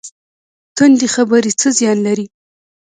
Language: Pashto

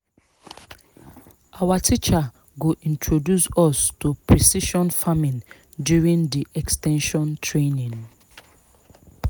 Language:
Nigerian Pidgin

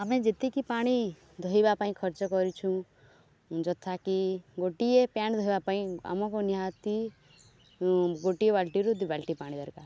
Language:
Odia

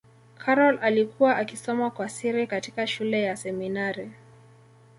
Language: Swahili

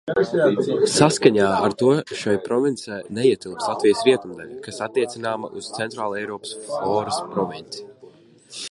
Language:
Latvian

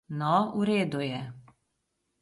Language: Slovenian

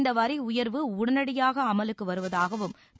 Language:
Tamil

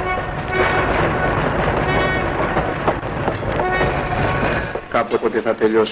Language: Greek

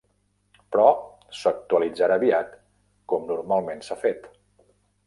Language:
Catalan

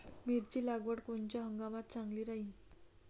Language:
Marathi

